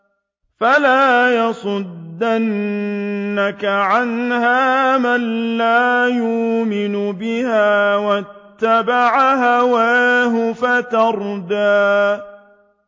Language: Arabic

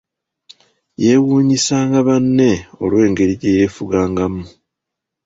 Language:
Ganda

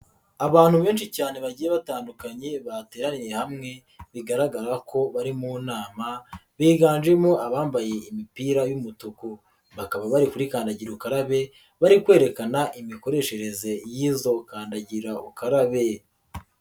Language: Kinyarwanda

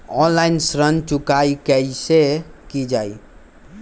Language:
Magahi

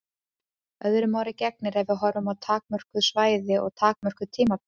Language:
Icelandic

